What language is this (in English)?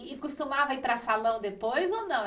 Portuguese